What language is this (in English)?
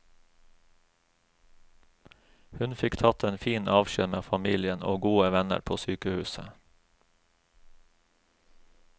Norwegian